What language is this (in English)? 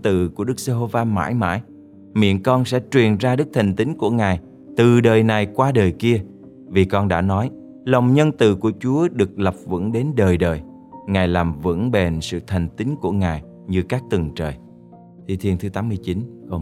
Vietnamese